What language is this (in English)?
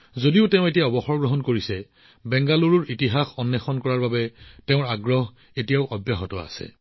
Assamese